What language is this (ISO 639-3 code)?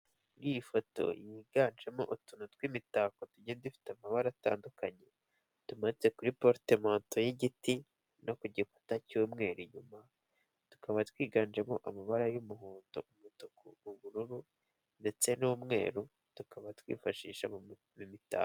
kin